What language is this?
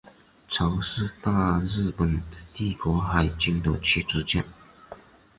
Chinese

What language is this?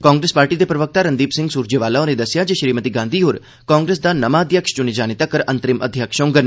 Dogri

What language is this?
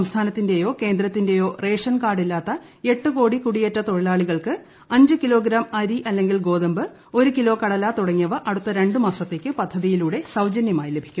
Malayalam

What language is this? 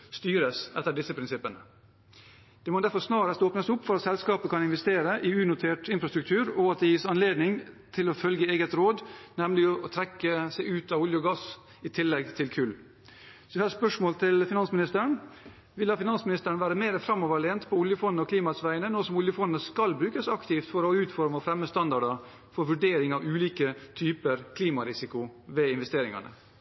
Norwegian Bokmål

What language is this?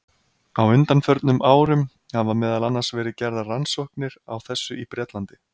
Icelandic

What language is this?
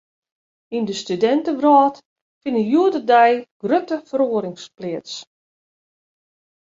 Western Frisian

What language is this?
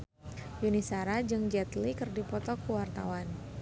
Sundanese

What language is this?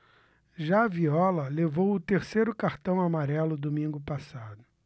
Portuguese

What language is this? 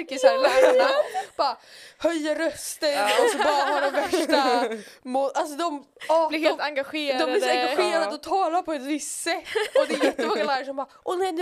Swedish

